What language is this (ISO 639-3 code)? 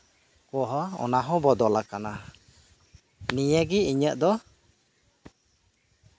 sat